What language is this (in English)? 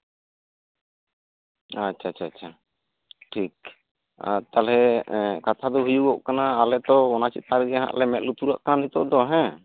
Santali